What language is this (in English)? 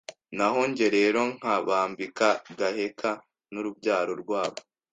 Kinyarwanda